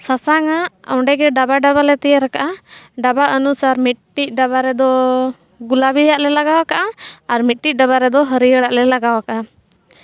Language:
Santali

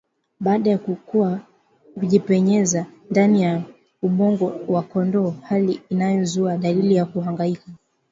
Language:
Swahili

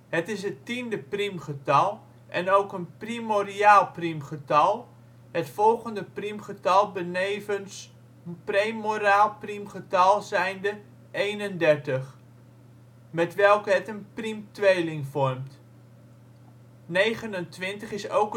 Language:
Dutch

